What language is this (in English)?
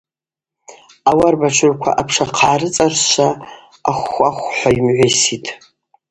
Abaza